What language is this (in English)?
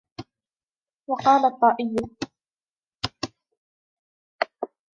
Arabic